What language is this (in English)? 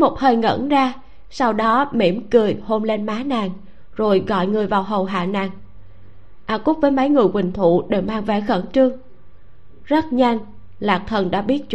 Vietnamese